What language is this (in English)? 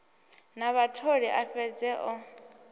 Venda